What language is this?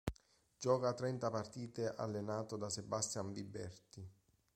Italian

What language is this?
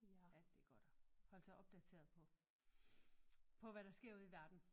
Danish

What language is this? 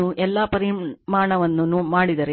Kannada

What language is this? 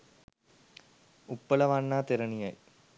Sinhala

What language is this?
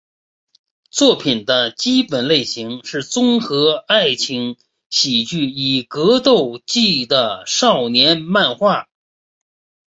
Chinese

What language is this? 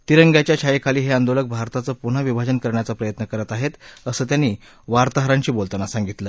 Marathi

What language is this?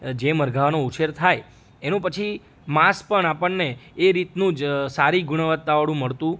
Gujarati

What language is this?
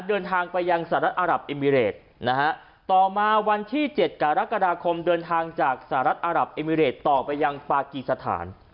Thai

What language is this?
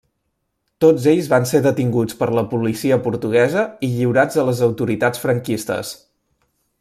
Catalan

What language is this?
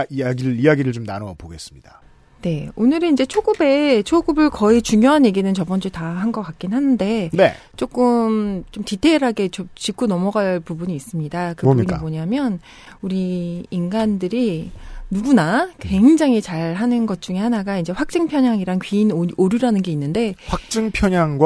Korean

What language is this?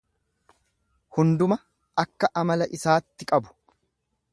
Oromo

